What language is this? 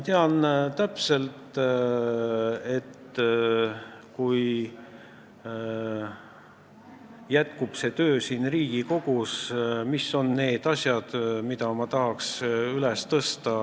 Estonian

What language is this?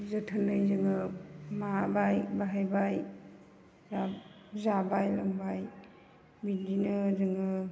Bodo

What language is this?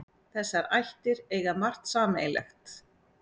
Icelandic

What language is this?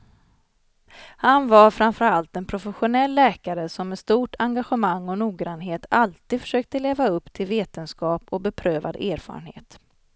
Swedish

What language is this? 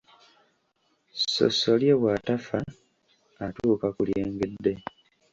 Ganda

